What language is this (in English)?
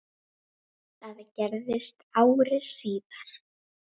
Icelandic